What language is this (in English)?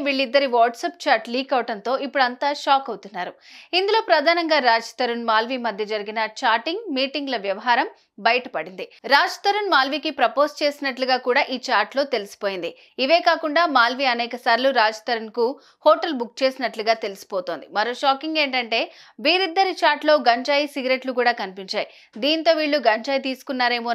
Telugu